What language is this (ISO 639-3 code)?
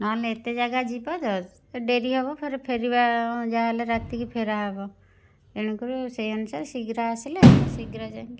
ori